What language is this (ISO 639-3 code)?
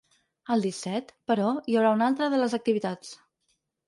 cat